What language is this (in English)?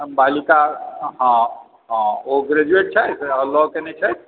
Maithili